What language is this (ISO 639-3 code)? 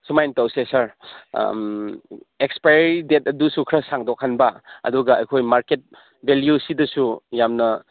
mni